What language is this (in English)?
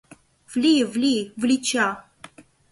Mari